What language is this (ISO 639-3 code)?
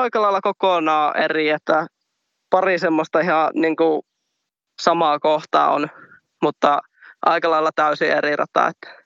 fin